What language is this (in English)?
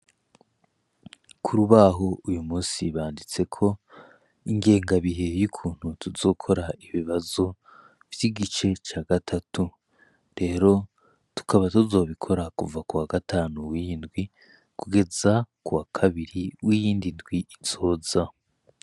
Rundi